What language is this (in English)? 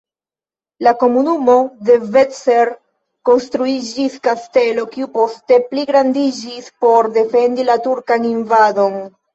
Esperanto